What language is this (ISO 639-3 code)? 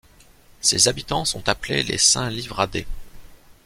fra